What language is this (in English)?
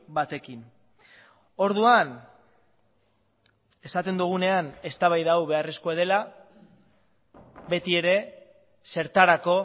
Basque